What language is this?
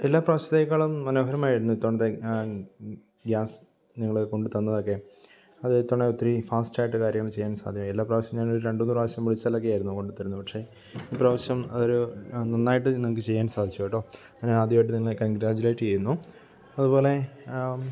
Malayalam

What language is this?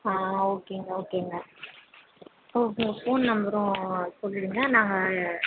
Tamil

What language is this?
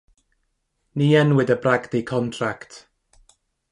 Welsh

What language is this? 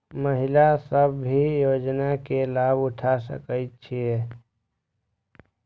Maithili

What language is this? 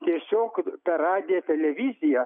Lithuanian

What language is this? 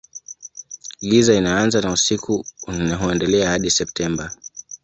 Swahili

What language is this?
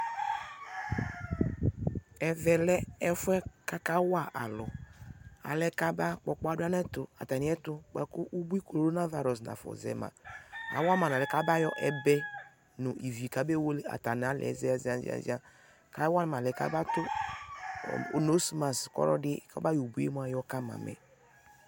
Ikposo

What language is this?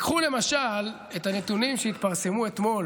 Hebrew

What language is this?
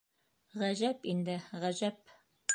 Bashkir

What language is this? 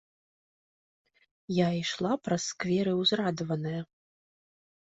Belarusian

